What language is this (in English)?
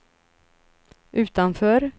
Swedish